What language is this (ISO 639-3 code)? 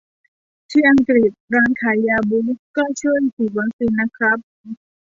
tha